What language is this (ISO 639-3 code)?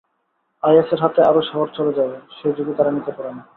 ben